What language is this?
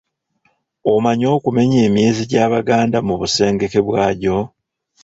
Ganda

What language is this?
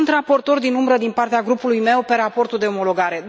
Romanian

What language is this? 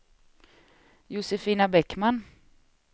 Swedish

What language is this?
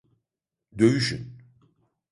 Turkish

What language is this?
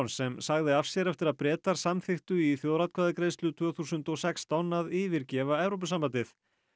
Icelandic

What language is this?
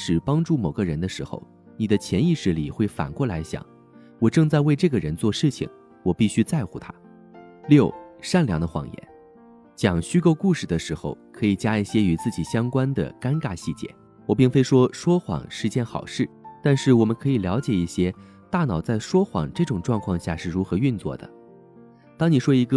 Chinese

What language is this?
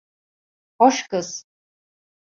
Turkish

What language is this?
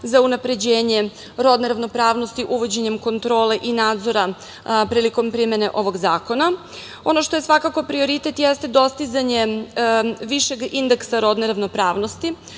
Serbian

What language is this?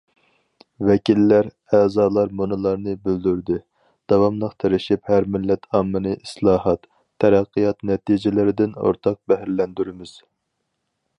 Uyghur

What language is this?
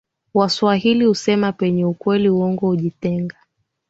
Swahili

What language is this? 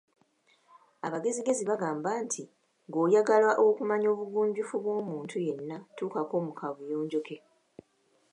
Ganda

